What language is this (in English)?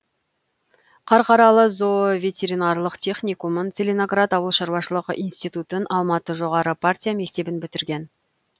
Kazakh